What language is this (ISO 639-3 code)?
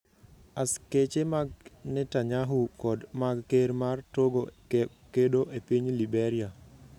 luo